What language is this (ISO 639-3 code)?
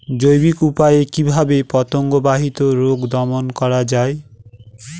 ben